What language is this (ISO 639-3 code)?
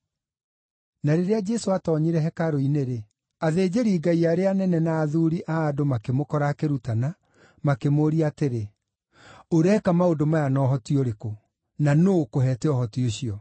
kik